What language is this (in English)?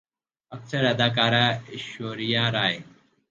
Urdu